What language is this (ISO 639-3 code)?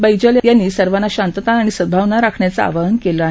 mar